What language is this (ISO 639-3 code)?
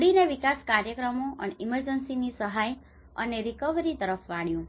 guj